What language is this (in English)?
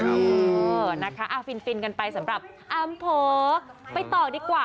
Thai